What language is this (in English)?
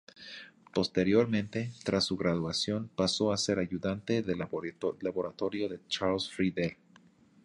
Spanish